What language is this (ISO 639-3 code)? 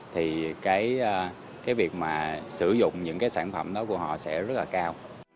vie